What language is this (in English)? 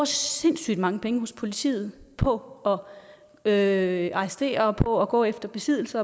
Danish